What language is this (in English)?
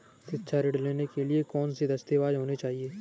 Hindi